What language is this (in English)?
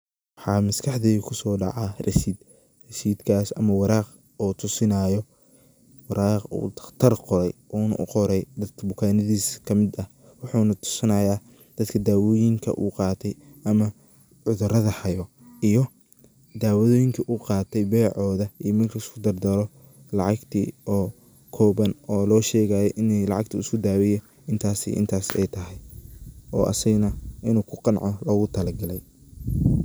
Somali